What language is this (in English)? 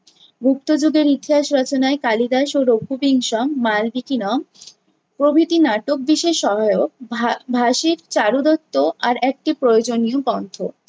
Bangla